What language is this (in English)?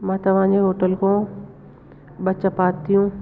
Sindhi